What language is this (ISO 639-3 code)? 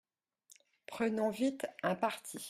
fra